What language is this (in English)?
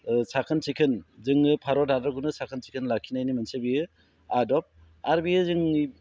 Bodo